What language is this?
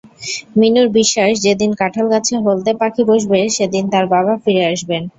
Bangla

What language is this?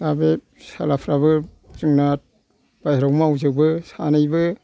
Bodo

